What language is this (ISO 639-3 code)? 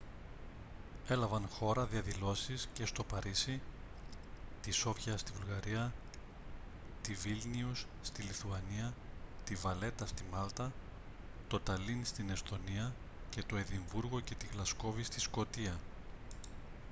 ell